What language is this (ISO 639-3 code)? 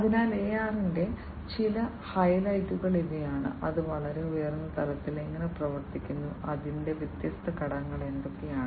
mal